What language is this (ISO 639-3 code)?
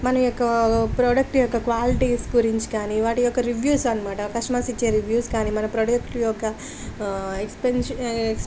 tel